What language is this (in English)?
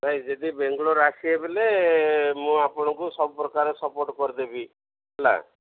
Odia